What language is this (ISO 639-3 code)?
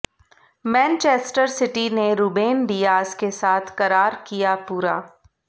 hin